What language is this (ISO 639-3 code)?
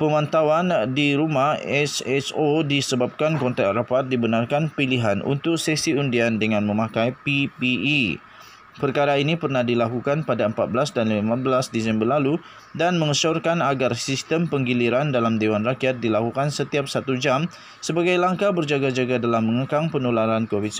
msa